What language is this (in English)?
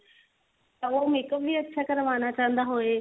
Punjabi